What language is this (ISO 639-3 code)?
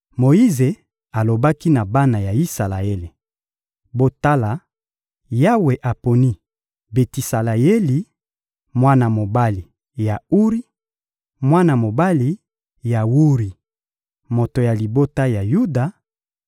lin